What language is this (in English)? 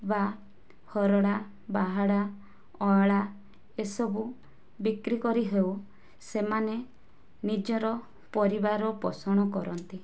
Odia